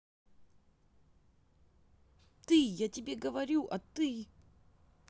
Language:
Russian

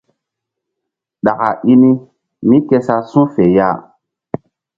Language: Mbum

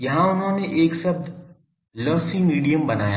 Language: Hindi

